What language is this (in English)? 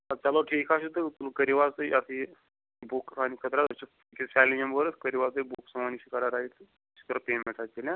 Kashmiri